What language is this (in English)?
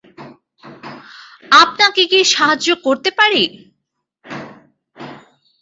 Bangla